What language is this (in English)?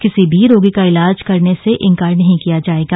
Hindi